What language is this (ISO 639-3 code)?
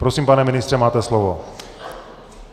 ces